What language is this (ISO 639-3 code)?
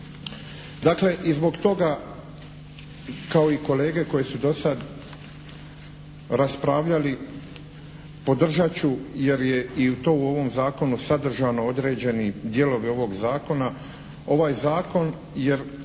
hrv